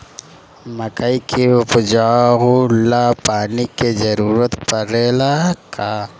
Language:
Bhojpuri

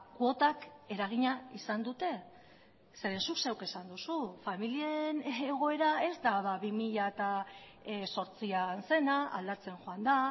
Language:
Basque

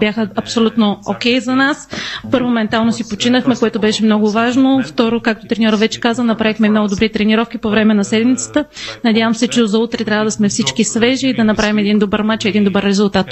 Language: Bulgarian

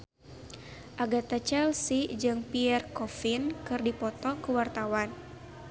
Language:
Sundanese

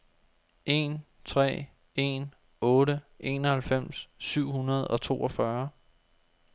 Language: Danish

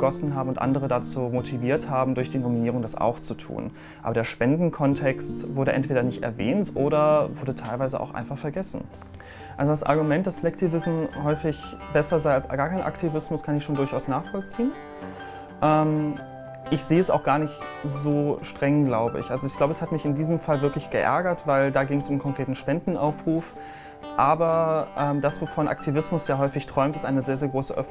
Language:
German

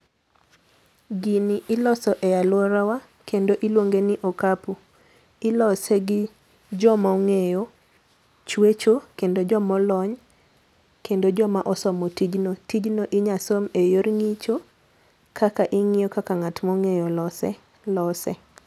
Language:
Luo (Kenya and Tanzania)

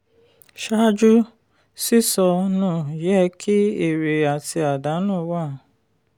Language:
Yoruba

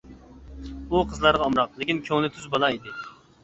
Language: Uyghur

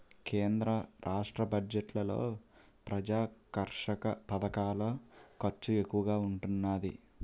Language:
Telugu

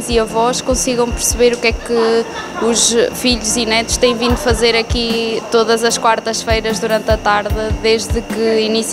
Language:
Portuguese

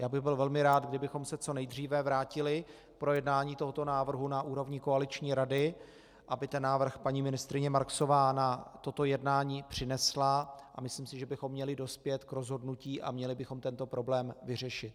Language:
Czech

